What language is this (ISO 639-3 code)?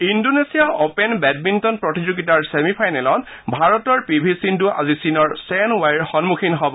asm